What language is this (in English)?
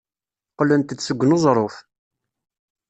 Kabyle